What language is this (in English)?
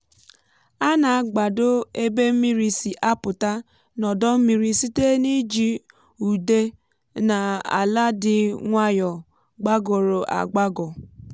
Igbo